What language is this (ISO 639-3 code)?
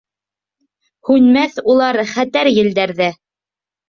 bak